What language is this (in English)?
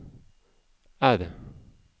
Norwegian